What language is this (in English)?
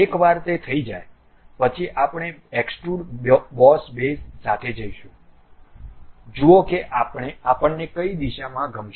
Gujarati